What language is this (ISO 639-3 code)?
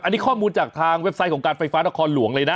tha